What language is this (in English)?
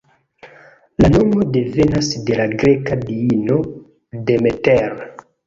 Esperanto